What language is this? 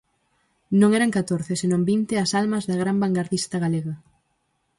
Galician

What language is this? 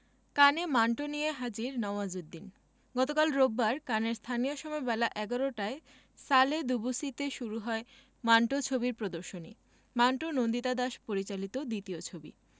Bangla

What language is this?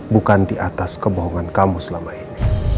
Indonesian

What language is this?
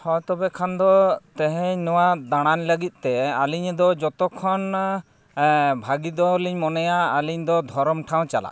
Santali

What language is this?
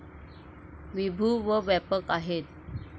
Marathi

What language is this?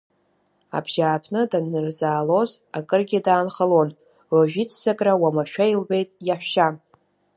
Abkhazian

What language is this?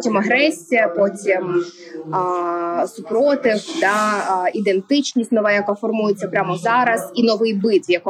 Ukrainian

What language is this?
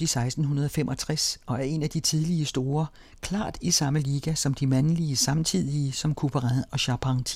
Danish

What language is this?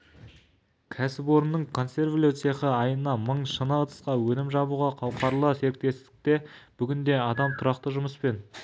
Kazakh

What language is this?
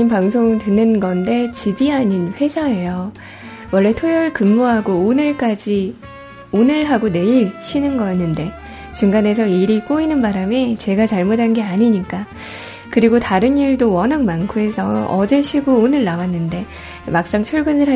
Korean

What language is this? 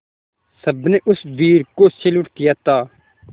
Hindi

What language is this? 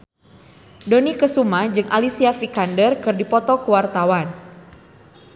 Sundanese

